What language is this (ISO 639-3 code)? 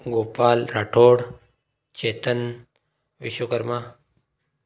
hin